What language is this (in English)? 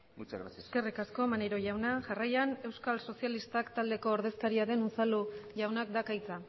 Basque